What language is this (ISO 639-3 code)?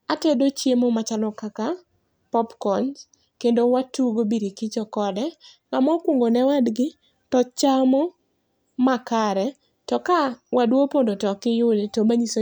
luo